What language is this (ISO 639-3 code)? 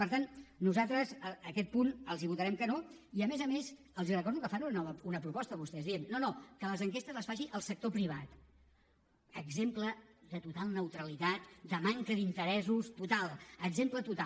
cat